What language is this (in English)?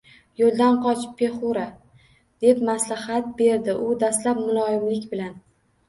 Uzbek